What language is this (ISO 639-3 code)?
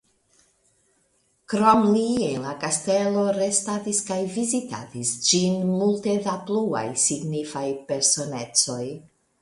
epo